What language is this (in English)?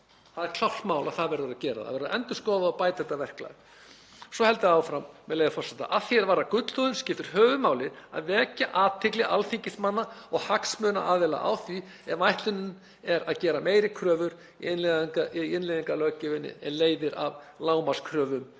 Icelandic